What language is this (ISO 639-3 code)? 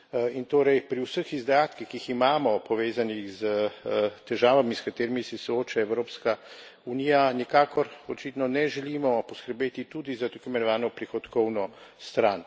slv